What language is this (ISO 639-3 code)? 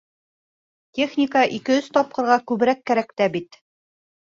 bak